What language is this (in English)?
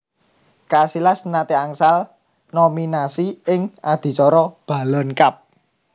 Javanese